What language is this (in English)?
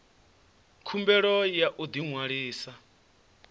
Venda